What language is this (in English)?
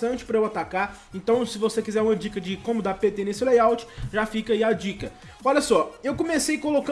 Portuguese